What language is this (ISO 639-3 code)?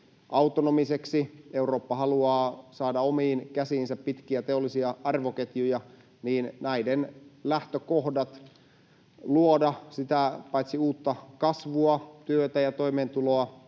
fin